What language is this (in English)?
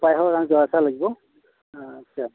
Assamese